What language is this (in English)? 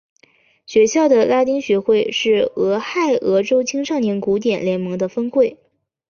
Chinese